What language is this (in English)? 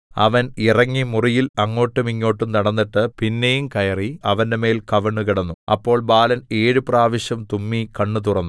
Malayalam